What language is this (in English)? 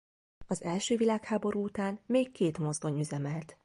Hungarian